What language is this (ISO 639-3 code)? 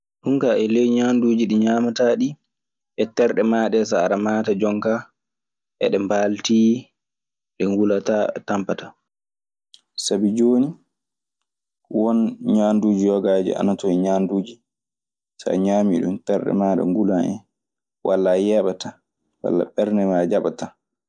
ffm